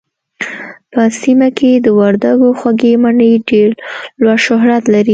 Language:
Pashto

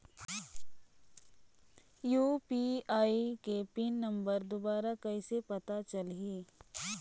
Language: Chhattisgarhi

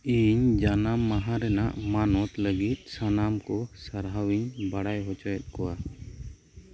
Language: Santali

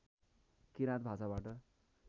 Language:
Nepali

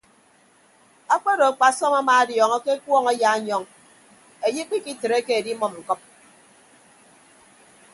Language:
Ibibio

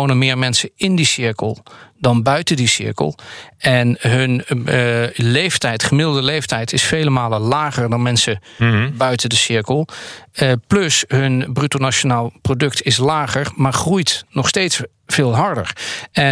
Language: Dutch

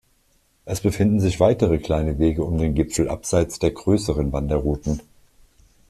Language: German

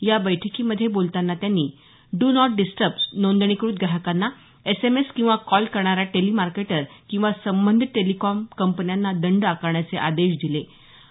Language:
Marathi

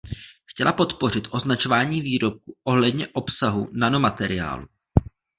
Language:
Czech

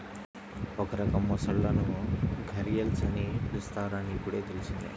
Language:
Telugu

